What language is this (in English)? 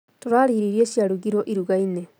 Kikuyu